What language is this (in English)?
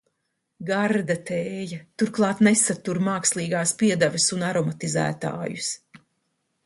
Latvian